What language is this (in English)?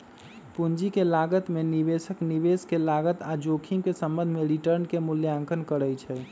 Magahi